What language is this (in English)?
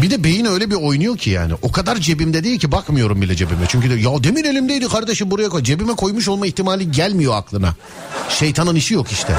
Turkish